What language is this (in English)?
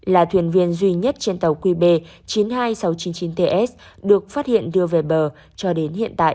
Vietnamese